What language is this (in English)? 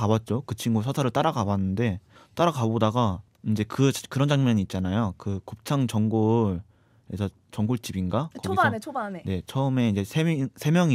Korean